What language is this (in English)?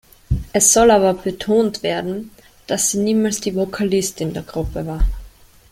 German